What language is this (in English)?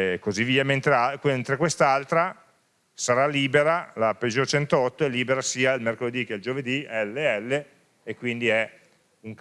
Italian